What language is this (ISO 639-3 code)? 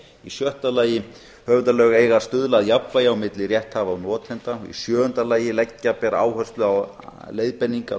isl